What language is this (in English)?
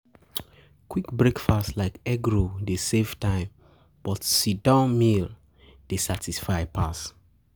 Nigerian Pidgin